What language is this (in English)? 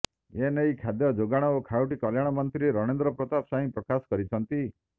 Odia